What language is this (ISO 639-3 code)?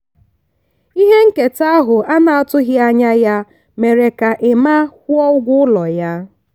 ibo